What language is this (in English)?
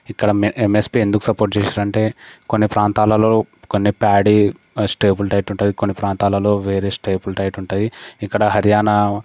Telugu